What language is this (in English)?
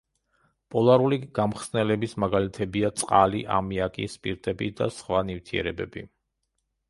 Georgian